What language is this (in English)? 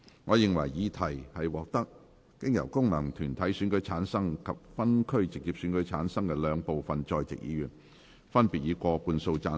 Cantonese